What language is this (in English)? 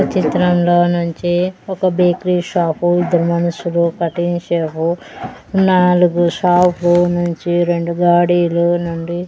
Telugu